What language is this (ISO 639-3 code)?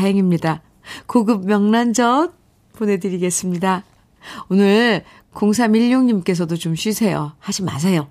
kor